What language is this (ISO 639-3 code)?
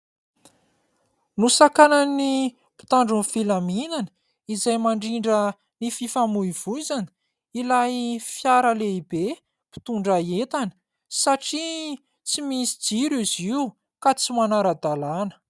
mlg